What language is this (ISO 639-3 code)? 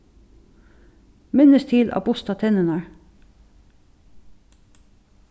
fao